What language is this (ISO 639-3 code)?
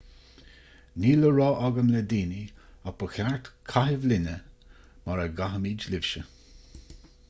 gle